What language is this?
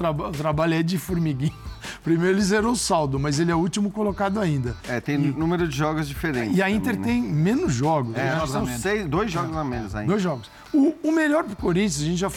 Portuguese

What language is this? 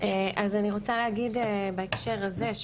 Hebrew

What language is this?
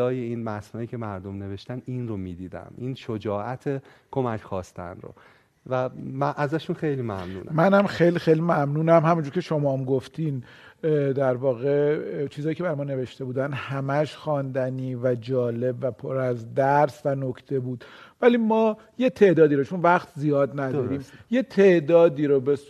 Persian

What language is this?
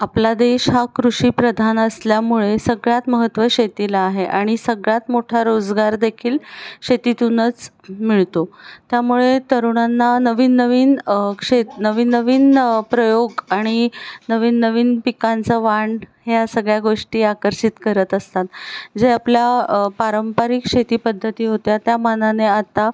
Marathi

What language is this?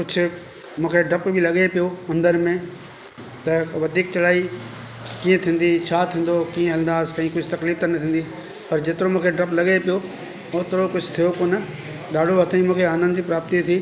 Sindhi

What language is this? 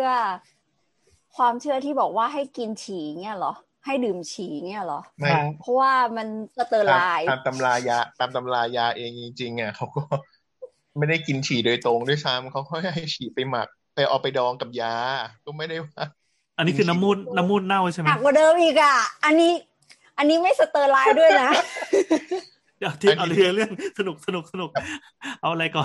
Thai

